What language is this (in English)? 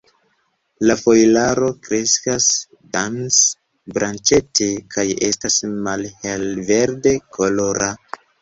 Esperanto